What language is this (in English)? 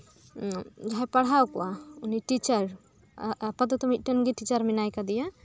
Santali